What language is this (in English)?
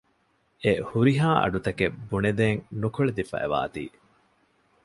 Divehi